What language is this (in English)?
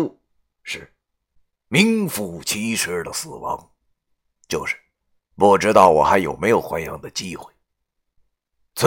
Chinese